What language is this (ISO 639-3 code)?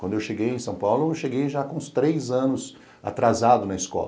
por